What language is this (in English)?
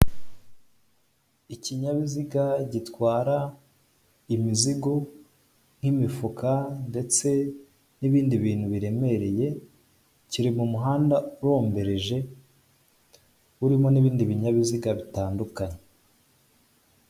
Kinyarwanda